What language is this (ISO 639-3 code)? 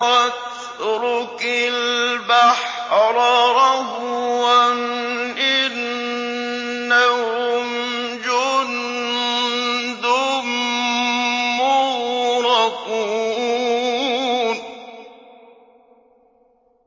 ara